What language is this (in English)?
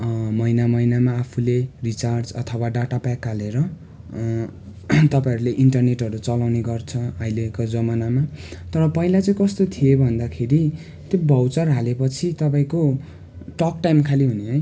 Nepali